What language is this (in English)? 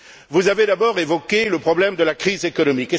French